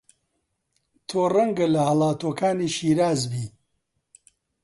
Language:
Central Kurdish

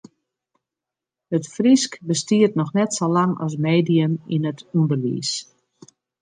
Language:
Western Frisian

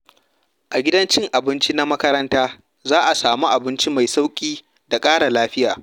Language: Hausa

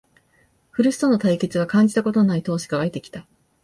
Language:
Japanese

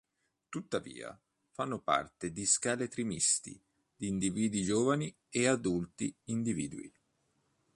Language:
Italian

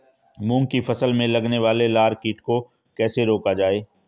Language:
Hindi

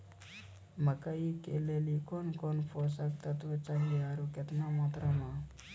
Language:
Maithili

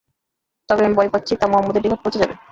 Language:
Bangla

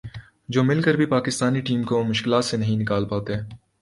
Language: Urdu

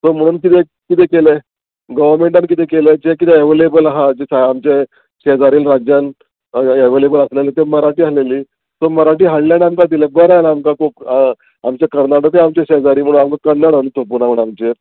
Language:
Konkani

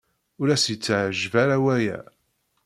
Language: Kabyle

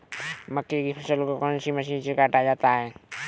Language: Hindi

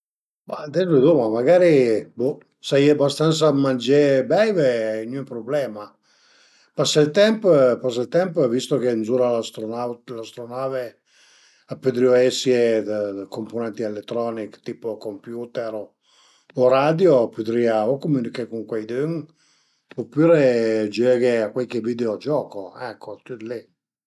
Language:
Piedmontese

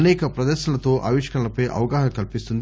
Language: Telugu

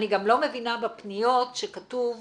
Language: Hebrew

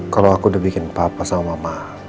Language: Indonesian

